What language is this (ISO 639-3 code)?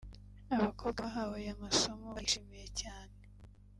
kin